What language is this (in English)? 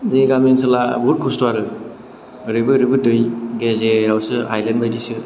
Bodo